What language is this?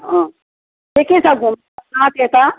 Nepali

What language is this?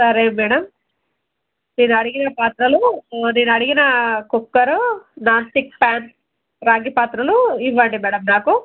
Telugu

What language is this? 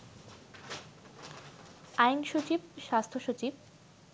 Bangla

